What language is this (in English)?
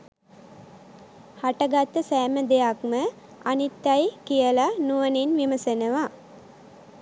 Sinhala